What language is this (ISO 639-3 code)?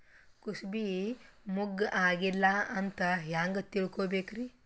kan